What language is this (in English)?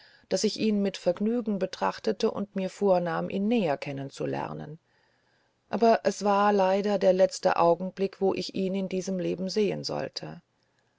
German